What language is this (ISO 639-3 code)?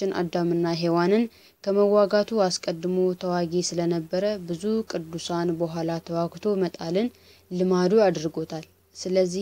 ara